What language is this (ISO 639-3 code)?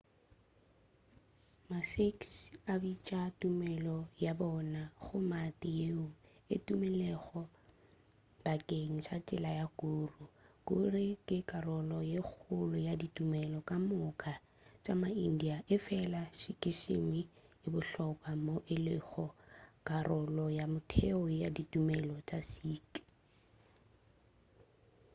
nso